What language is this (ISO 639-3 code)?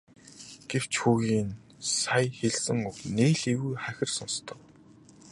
mon